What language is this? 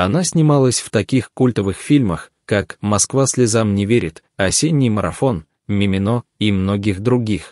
Russian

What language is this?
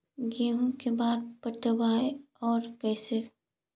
Magahi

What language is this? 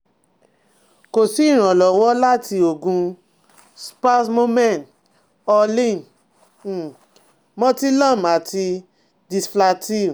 Yoruba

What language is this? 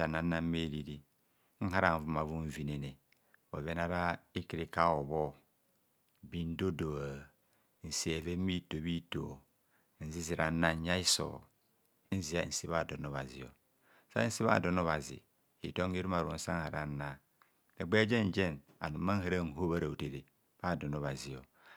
Kohumono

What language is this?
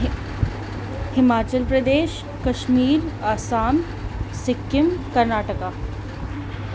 Sindhi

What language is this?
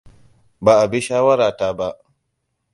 Hausa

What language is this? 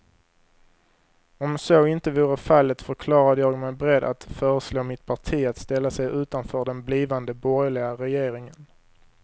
Swedish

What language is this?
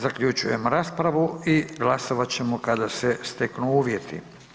Croatian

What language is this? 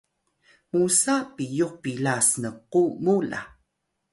Atayal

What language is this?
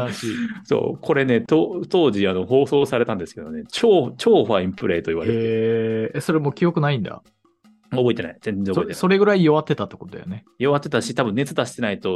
Japanese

